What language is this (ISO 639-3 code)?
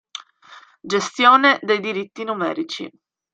ita